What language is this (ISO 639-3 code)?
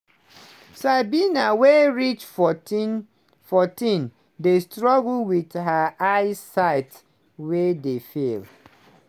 pcm